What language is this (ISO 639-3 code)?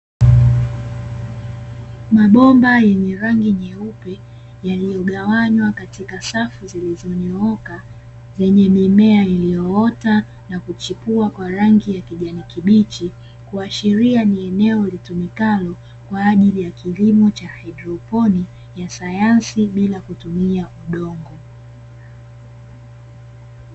swa